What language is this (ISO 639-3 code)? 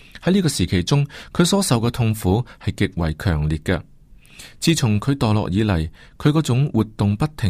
zho